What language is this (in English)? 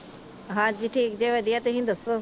Punjabi